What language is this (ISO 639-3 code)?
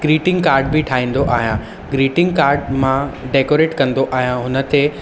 snd